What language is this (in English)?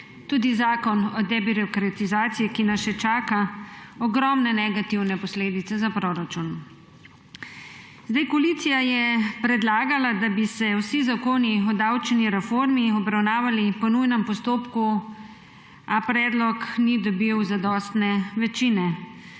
Slovenian